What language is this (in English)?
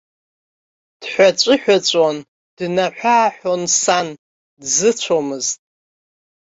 Abkhazian